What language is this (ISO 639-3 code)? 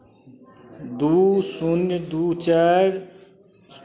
mai